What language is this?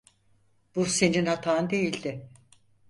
Turkish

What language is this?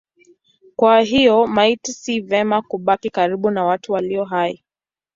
Swahili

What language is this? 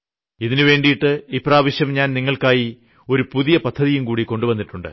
Malayalam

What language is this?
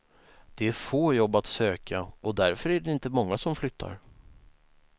Swedish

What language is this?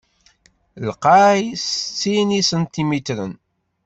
Kabyle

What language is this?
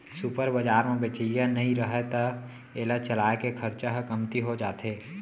Chhattisgarhi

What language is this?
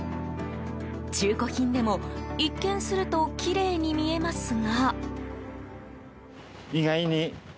Japanese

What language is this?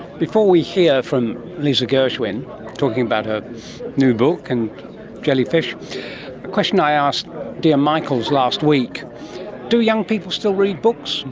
English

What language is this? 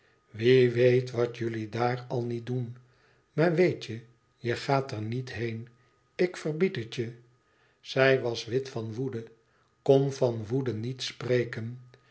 Dutch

